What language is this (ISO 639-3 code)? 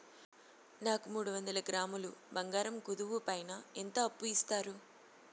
tel